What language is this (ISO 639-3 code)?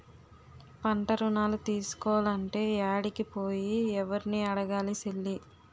tel